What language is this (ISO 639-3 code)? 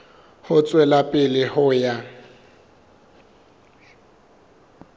sot